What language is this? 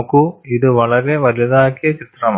Malayalam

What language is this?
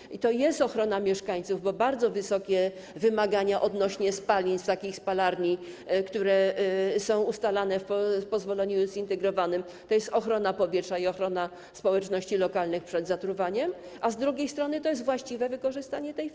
Polish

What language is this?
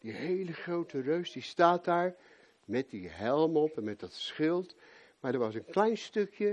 Dutch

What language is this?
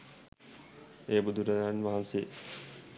Sinhala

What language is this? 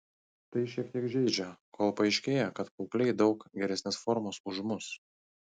Lithuanian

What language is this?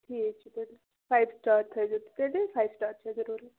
Kashmiri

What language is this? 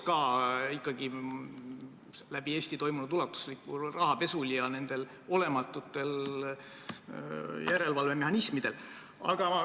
Estonian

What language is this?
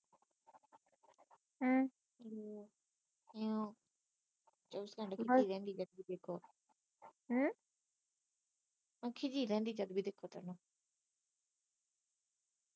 Punjabi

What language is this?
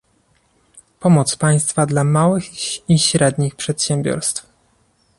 Polish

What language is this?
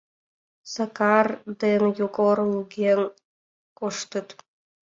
Mari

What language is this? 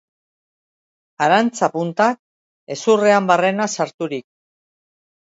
Basque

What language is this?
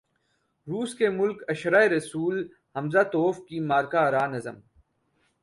Urdu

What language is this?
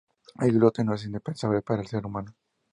Spanish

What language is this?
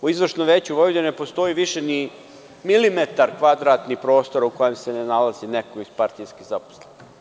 Serbian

